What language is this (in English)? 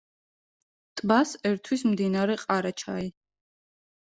Georgian